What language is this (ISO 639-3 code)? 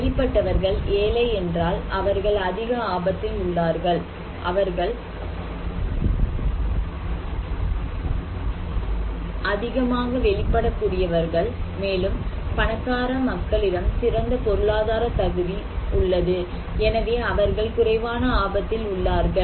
tam